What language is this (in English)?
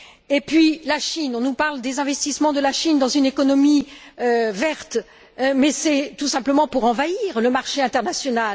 French